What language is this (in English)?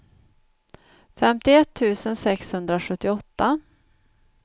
Swedish